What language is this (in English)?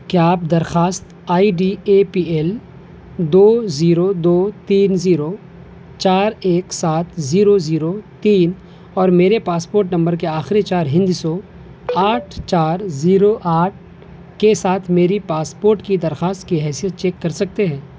Urdu